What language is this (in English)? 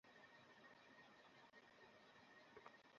Bangla